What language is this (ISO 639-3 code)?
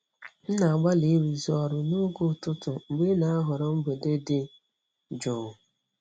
ibo